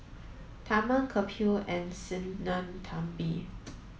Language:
English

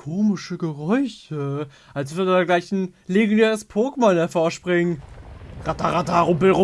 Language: German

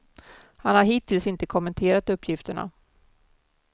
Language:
Swedish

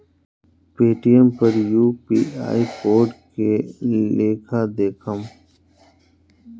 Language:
Bhojpuri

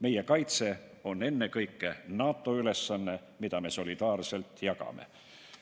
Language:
Estonian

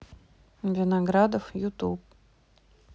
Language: Russian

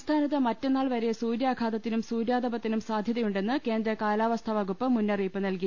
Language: Malayalam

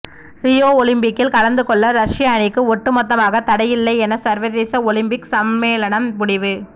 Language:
Tamil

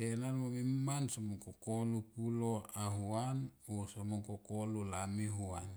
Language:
Tomoip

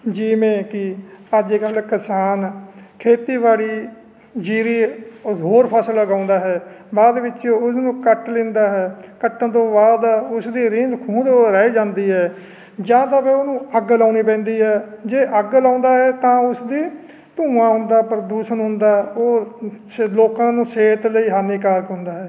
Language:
Punjabi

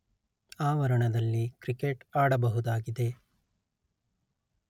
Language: Kannada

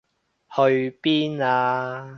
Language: Cantonese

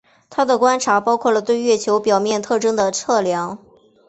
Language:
Chinese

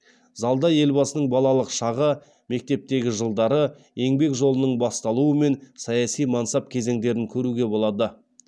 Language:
Kazakh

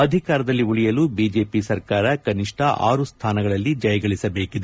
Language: Kannada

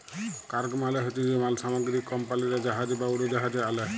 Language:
Bangla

